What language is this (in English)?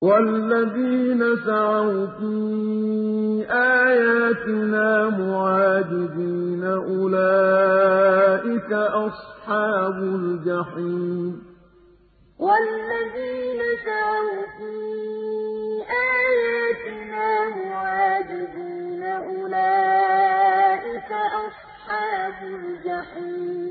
Arabic